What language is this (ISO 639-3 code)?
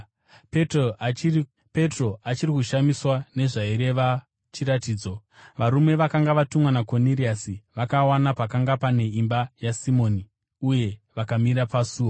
sna